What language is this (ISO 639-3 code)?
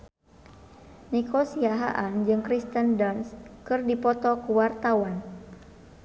sun